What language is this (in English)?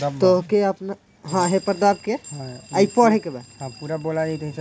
Bhojpuri